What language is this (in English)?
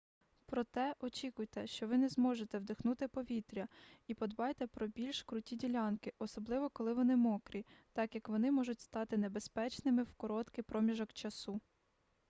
Ukrainian